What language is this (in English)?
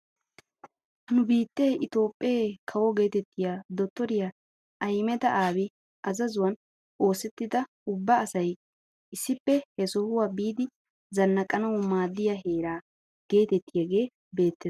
Wolaytta